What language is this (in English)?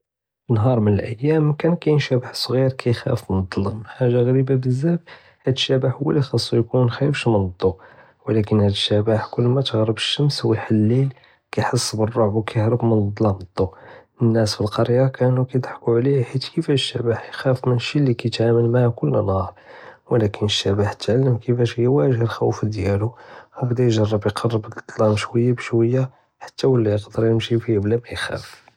Judeo-Arabic